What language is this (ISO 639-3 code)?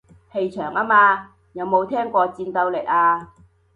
yue